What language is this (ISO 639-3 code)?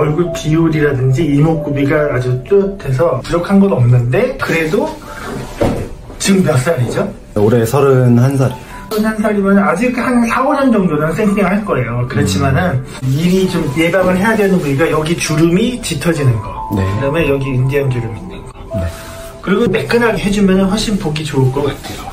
kor